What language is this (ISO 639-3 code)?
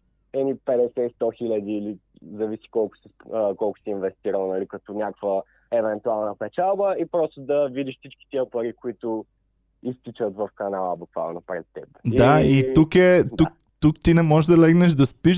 bul